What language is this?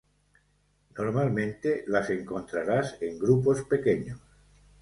Spanish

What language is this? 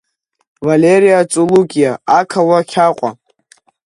Abkhazian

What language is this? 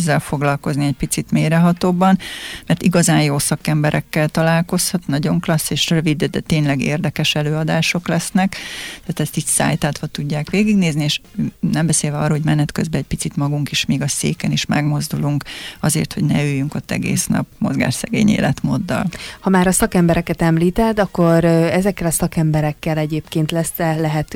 Hungarian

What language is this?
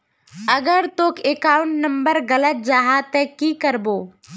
Magahi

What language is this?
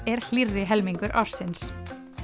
Icelandic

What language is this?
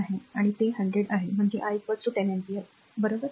Marathi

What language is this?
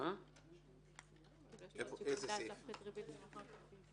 Hebrew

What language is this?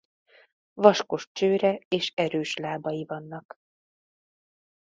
Hungarian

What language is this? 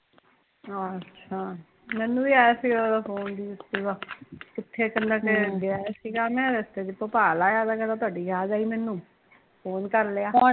Punjabi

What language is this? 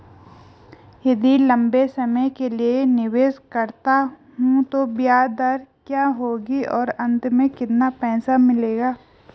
Hindi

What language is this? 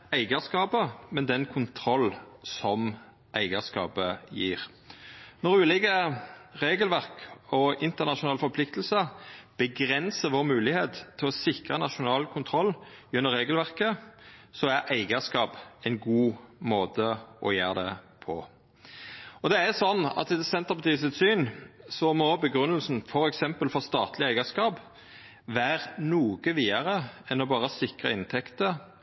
Norwegian Nynorsk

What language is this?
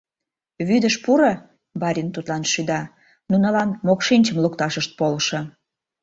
Mari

